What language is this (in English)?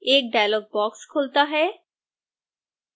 Hindi